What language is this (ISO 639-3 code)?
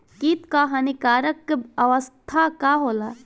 bho